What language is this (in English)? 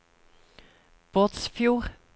Norwegian